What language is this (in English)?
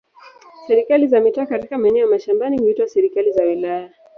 Swahili